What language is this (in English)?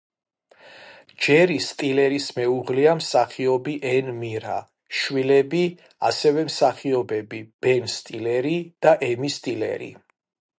Georgian